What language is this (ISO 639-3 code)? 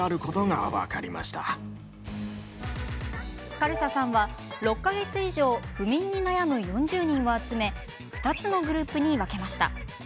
jpn